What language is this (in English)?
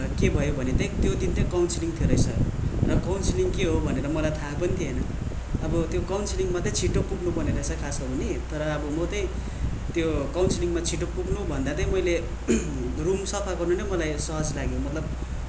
Nepali